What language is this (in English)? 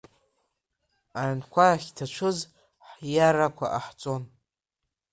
Abkhazian